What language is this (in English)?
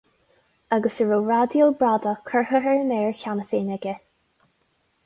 Irish